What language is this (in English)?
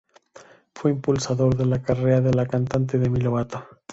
Spanish